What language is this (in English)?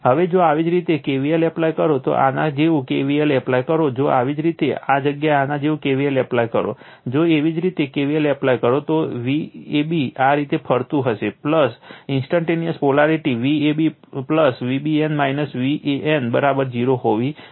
Gujarati